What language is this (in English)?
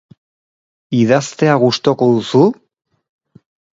Basque